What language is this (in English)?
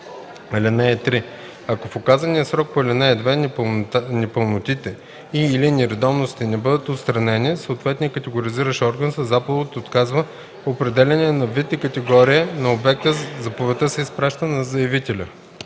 Bulgarian